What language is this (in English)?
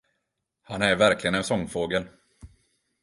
Swedish